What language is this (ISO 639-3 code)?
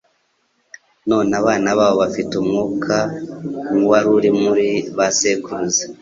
kin